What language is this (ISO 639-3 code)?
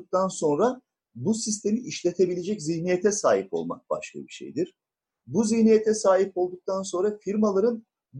tur